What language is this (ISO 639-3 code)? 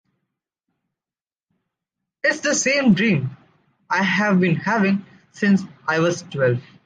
eng